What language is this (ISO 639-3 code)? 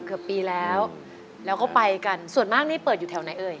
tha